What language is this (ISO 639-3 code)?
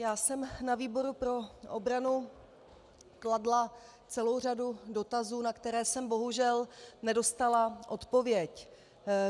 ces